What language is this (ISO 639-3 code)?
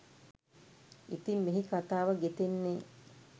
sin